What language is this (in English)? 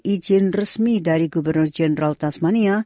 Indonesian